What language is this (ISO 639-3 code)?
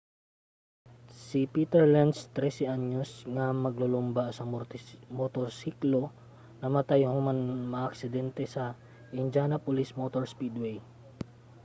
ceb